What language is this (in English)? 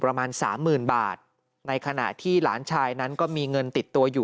Thai